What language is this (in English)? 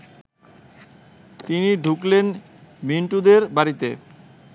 Bangla